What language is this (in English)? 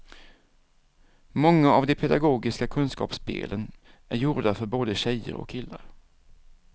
Swedish